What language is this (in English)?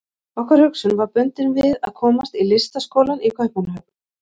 Icelandic